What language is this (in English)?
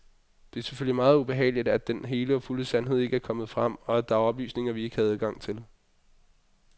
Danish